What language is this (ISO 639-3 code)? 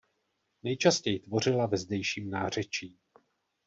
ces